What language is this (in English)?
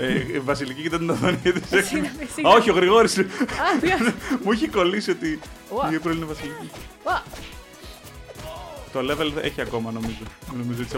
Greek